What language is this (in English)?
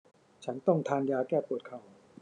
Thai